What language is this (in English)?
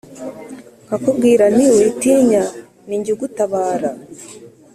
Kinyarwanda